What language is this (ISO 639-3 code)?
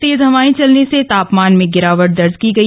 hin